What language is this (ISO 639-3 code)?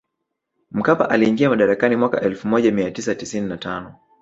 swa